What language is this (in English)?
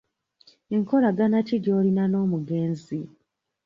Ganda